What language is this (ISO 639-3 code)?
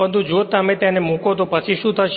guj